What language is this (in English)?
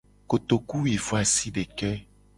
Gen